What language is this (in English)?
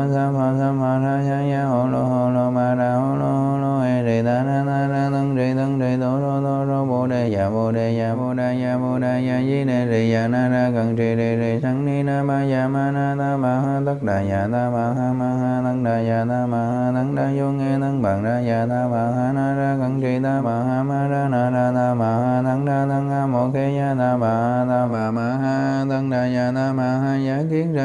Vietnamese